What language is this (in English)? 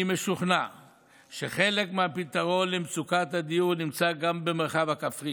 Hebrew